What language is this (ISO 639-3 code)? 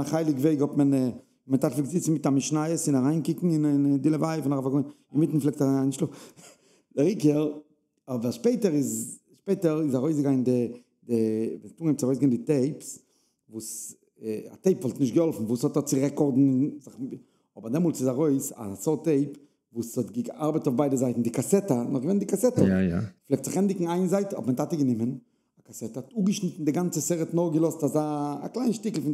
deu